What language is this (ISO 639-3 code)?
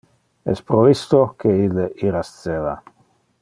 ina